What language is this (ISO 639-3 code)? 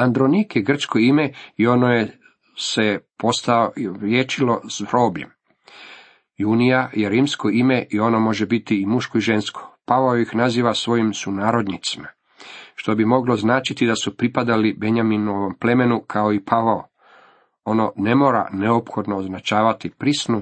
hrv